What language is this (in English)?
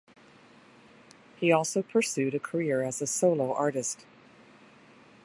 English